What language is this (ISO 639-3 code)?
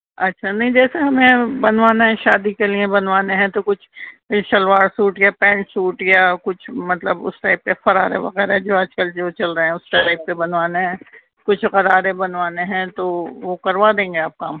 urd